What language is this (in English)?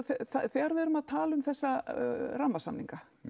Icelandic